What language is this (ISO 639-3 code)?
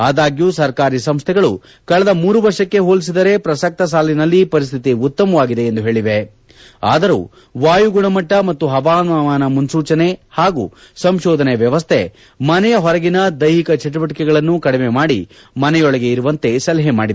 kan